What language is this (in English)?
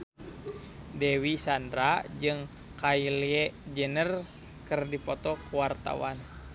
Sundanese